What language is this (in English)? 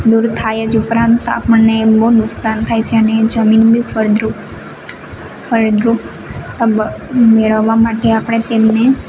Gujarati